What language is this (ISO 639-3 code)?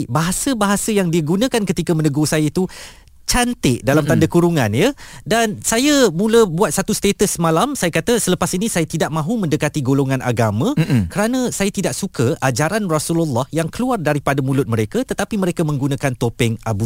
msa